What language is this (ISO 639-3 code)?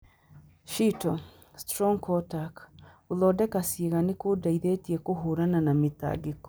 kik